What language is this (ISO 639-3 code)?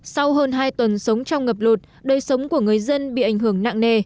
vie